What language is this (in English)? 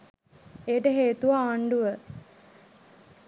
Sinhala